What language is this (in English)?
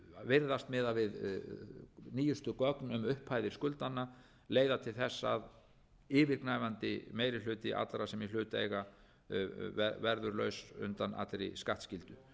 Icelandic